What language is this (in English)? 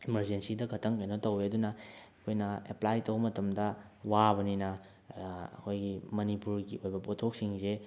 Manipuri